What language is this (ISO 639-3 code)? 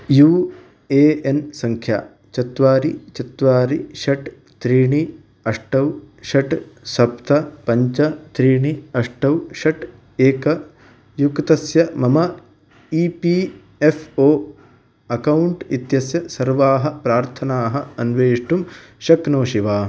san